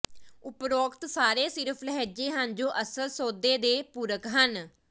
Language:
Punjabi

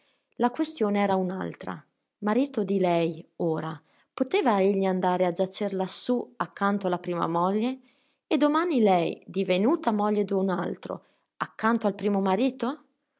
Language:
Italian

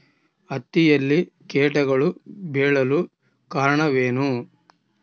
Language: Kannada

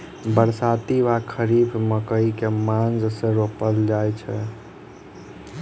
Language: Maithili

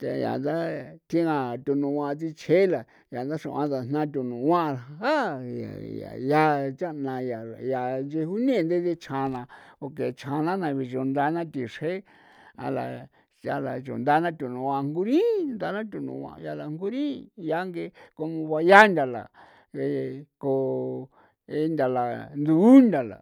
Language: San Felipe Otlaltepec Popoloca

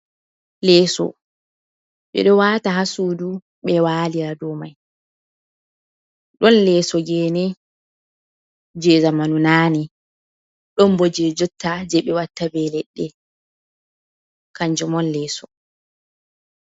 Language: Fula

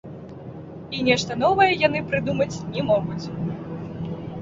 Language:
Belarusian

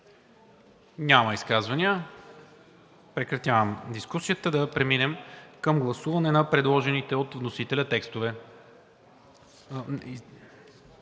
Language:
Bulgarian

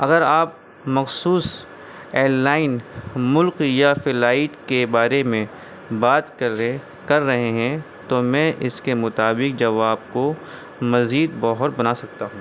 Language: Urdu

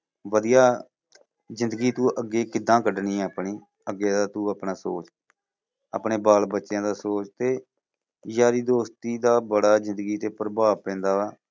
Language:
Punjabi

